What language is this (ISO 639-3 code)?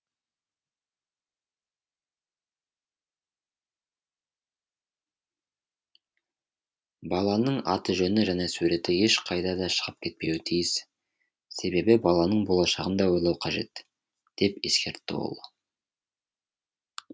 kaz